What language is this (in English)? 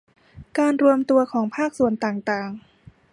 Thai